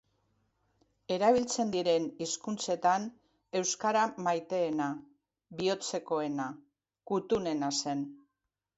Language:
Basque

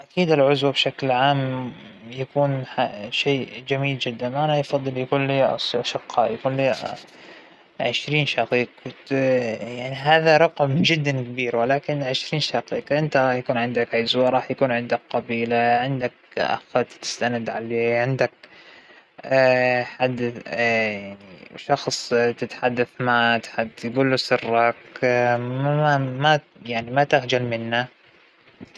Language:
Hijazi Arabic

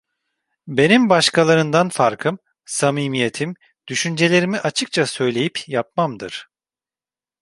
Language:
Turkish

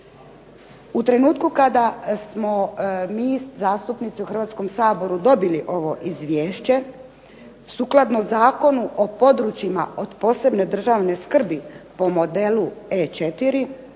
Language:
Croatian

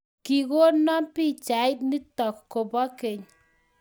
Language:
Kalenjin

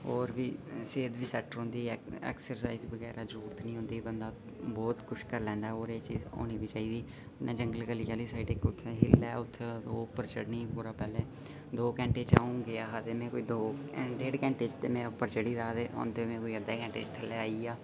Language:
Dogri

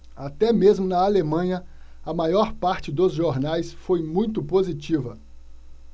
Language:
Portuguese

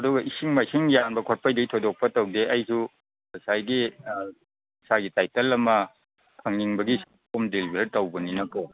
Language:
Manipuri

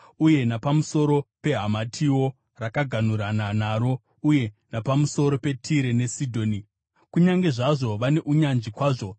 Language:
Shona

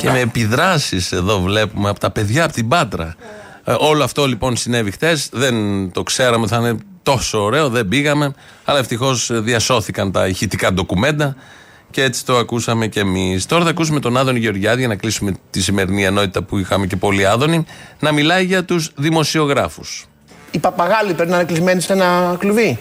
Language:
Greek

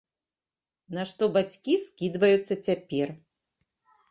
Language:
Belarusian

